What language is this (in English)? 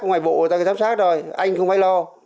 Vietnamese